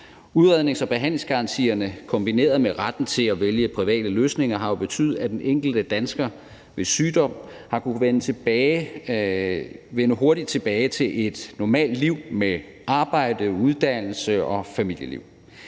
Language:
Danish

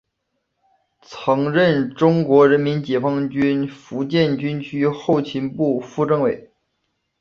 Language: Chinese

